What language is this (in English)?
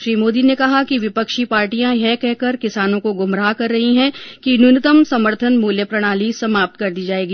Hindi